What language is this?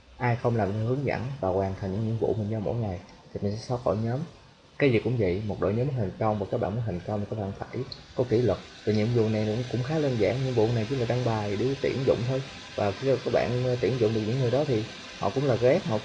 Vietnamese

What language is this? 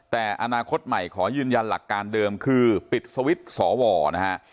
Thai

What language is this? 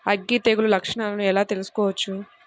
Telugu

